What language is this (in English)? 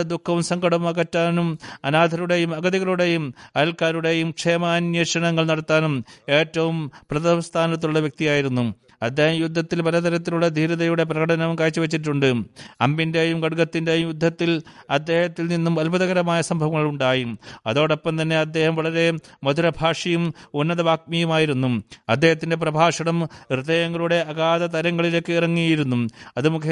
Malayalam